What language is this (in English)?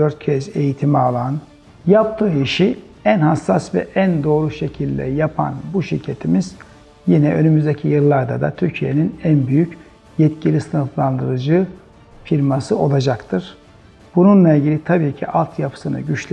Turkish